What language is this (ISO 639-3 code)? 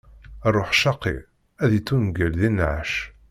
kab